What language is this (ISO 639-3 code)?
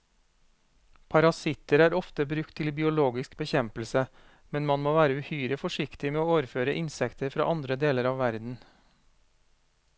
nor